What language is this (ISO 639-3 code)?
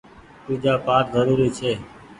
gig